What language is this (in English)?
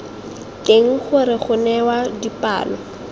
Tswana